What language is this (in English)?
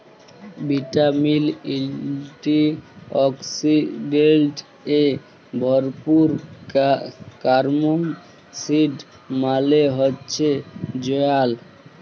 Bangla